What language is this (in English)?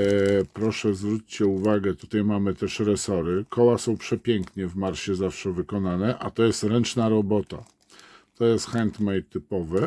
Polish